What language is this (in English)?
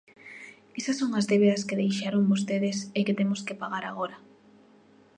Galician